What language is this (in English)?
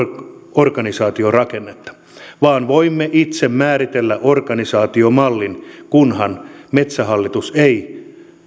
Finnish